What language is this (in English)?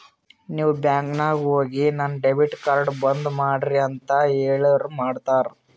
Kannada